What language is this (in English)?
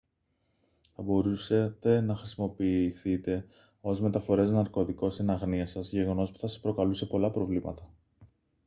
Greek